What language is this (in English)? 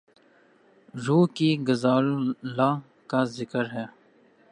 Urdu